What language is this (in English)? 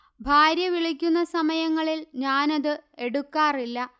Malayalam